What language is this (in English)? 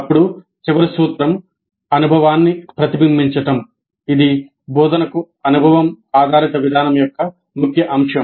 Telugu